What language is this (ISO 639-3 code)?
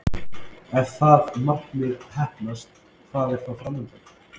isl